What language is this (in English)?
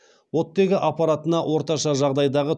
Kazakh